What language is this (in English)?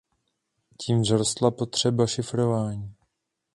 Czech